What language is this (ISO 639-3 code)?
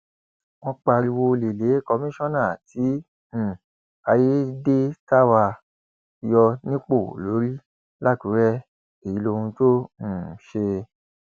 yor